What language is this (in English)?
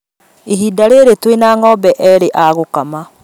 Kikuyu